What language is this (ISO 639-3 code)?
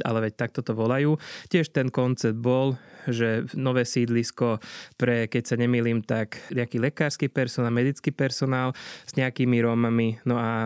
slk